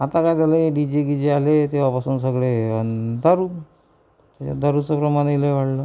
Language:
Marathi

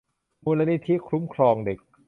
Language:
Thai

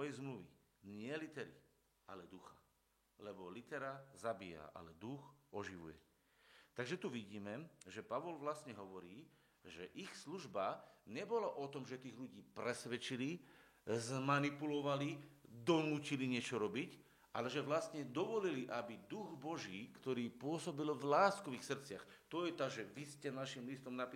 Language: Slovak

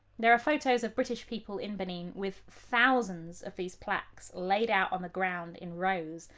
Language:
English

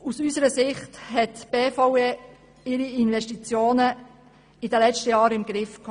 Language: Swiss German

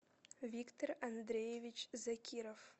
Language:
Russian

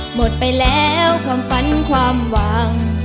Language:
Thai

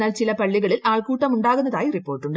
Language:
Malayalam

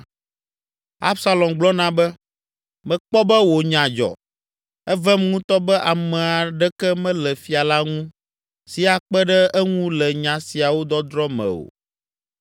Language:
Ewe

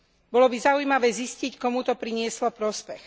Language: Slovak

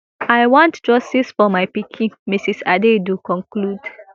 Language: Nigerian Pidgin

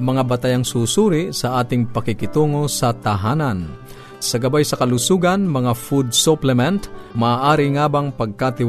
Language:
Filipino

